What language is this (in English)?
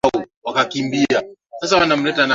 Swahili